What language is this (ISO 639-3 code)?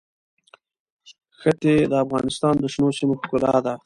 pus